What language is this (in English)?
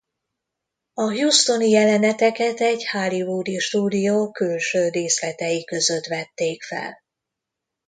Hungarian